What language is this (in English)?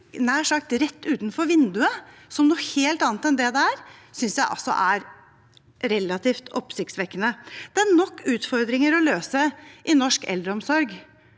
Norwegian